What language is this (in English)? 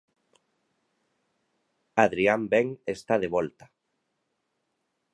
Galician